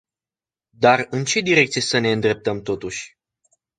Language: Romanian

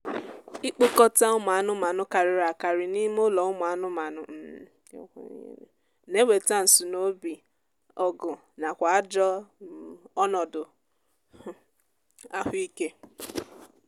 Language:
Igbo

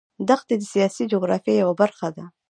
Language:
Pashto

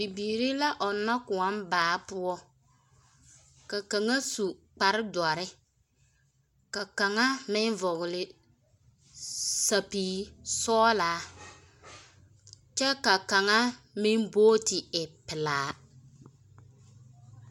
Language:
Southern Dagaare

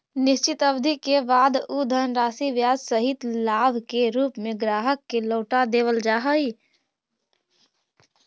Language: Magahi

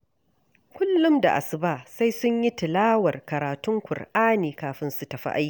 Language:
Hausa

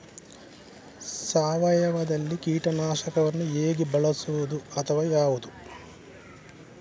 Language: Kannada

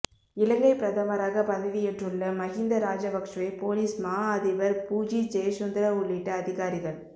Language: Tamil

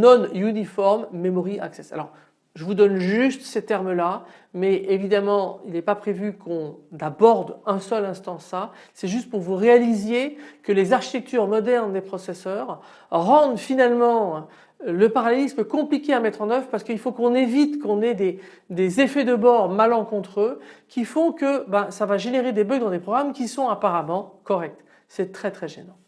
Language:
French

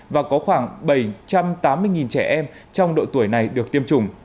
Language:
Vietnamese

